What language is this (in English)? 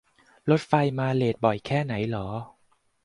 Thai